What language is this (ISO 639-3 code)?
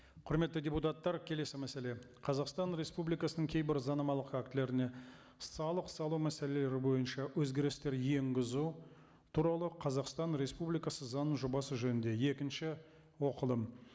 kaz